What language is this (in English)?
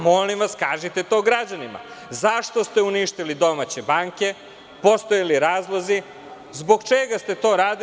Serbian